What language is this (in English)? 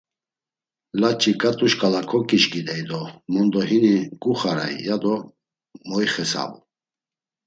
Laz